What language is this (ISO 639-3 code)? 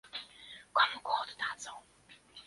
pol